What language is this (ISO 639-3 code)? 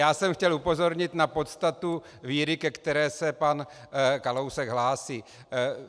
ces